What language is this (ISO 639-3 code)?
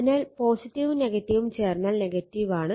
mal